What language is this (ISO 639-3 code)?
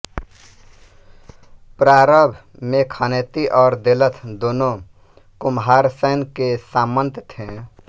hin